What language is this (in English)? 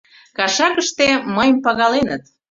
Mari